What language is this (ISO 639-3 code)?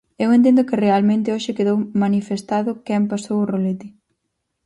glg